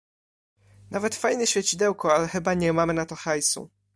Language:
Polish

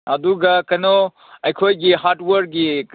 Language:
Manipuri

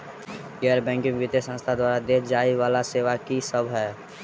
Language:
Maithili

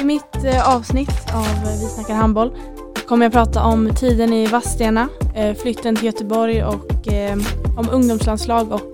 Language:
Swedish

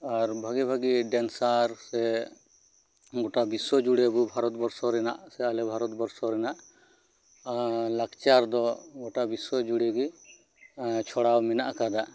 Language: Santali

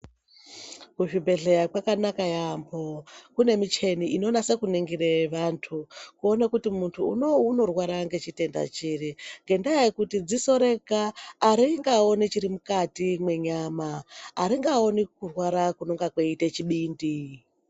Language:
Ndau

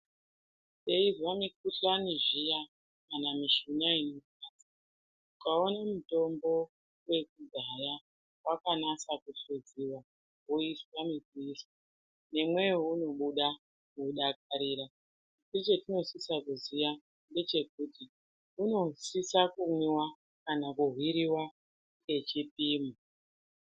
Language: Ndau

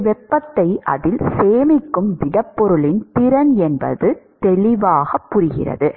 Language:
Tamil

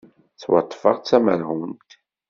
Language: Kabyle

